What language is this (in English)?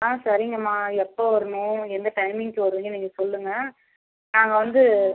Tamil